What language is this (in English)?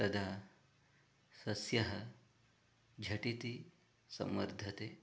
Sanskrit